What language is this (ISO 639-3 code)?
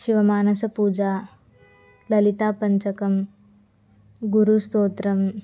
san